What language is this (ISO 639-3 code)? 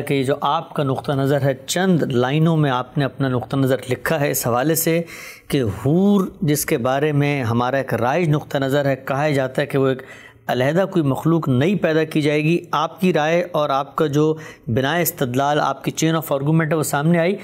urd